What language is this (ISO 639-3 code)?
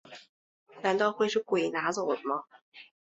zho